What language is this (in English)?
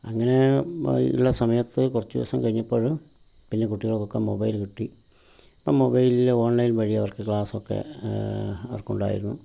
Malayalam